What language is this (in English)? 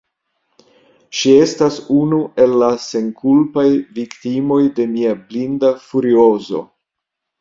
Esperanto